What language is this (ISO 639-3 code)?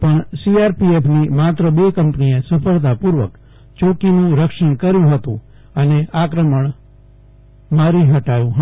guj